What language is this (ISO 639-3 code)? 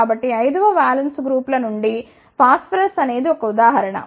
tel